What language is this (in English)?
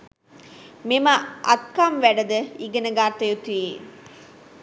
Sinhala